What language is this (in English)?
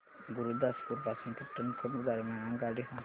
Marathi